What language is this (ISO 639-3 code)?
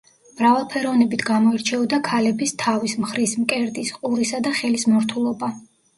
kat